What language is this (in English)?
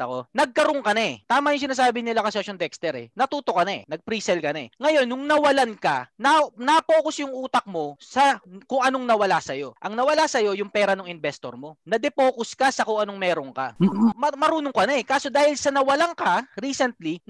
Filipino